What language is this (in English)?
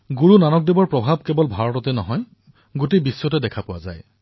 Assamese